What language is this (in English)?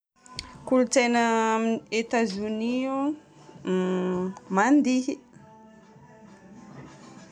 Northern Betsimisaraka Malagasy